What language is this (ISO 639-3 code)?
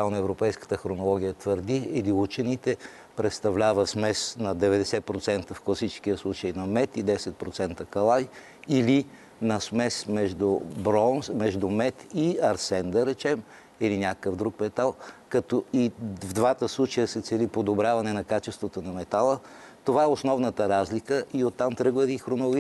bul